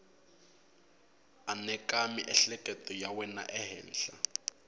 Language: Tsonga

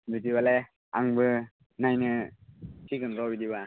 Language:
Bodo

